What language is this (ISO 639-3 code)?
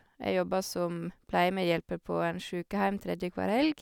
nor